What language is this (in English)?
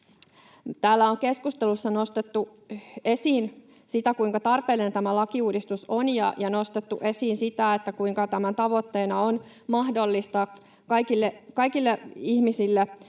Finnish